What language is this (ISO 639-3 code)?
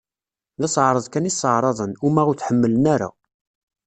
kab